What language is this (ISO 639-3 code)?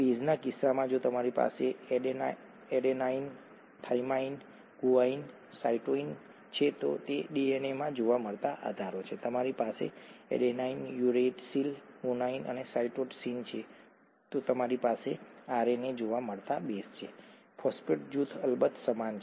guj